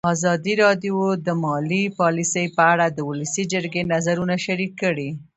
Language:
Pashto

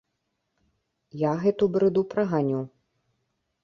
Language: Belarusian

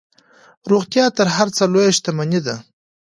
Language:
Pashto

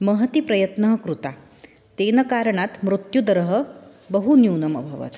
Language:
Sanskrit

